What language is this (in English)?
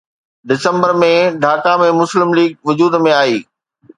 Sindhi